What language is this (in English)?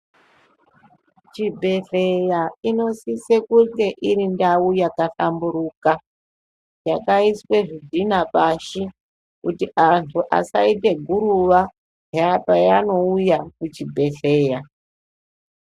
Ndau